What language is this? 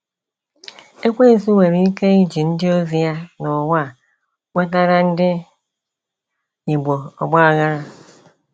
Igbo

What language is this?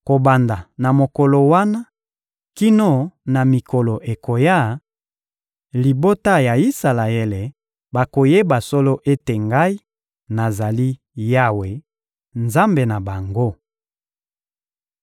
Lingala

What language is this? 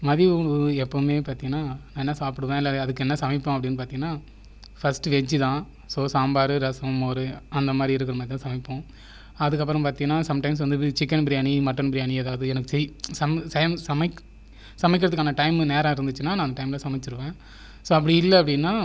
Tamil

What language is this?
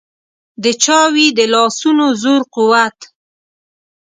Pashto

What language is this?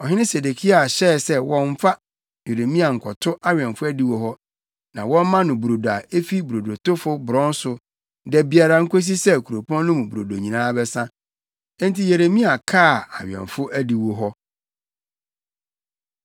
Akan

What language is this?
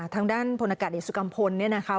Thai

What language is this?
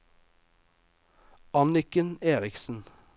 Norwegian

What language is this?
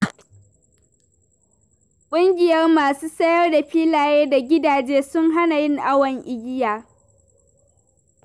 Hausa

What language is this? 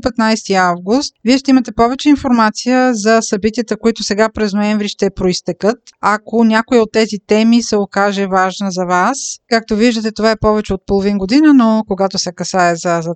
Bulgarian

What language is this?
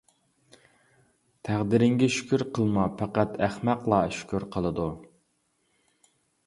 Uyghur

